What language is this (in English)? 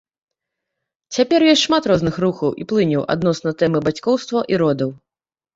Belarusian